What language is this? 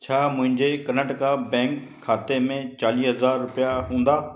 Sindhi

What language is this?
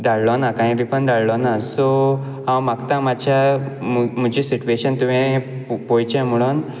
Konkani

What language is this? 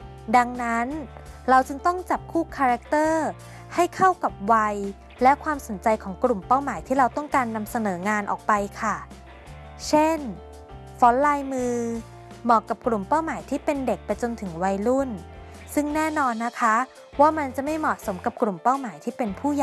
Thai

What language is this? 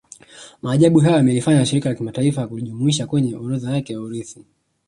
Swahili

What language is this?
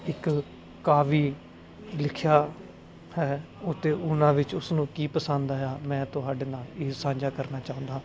Punjabi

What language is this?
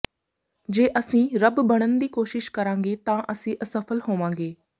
Punjabi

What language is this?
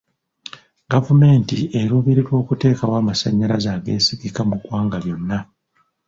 Ganda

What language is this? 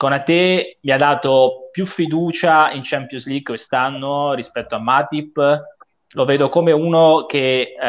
Italian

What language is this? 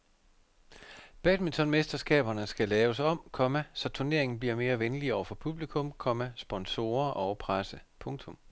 Danish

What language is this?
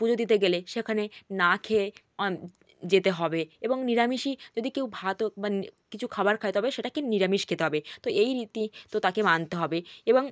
Bangla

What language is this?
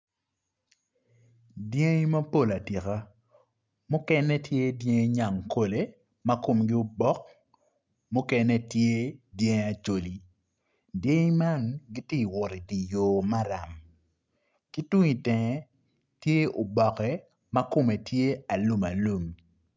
Acoli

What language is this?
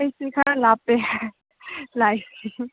Manipuri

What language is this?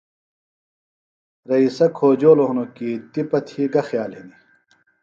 Phalura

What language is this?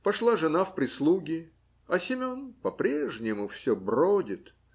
Russian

